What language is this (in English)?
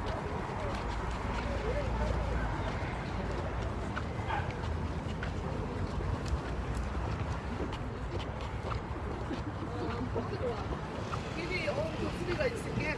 Korean